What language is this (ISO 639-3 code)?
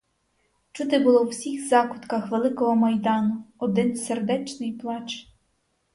ukr